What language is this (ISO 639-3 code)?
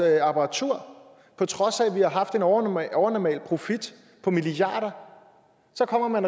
dan